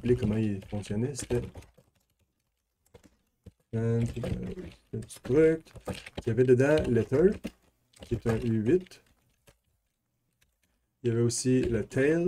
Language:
French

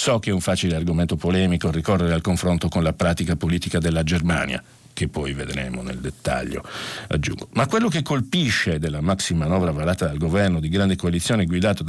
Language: Italian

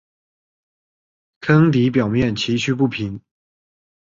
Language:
Chinese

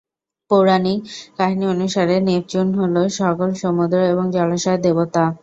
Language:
Bangla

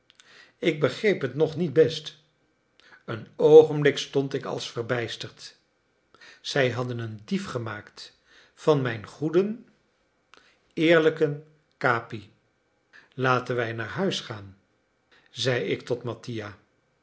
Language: Dutch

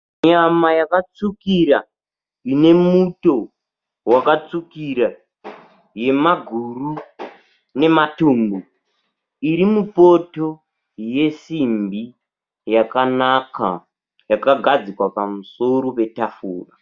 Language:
Shona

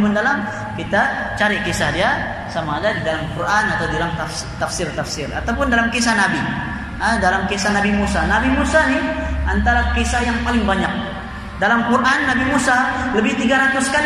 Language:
Malay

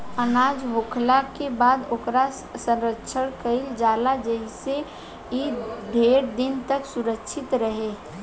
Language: Bhojpuri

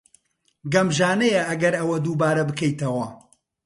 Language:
Central Kurdish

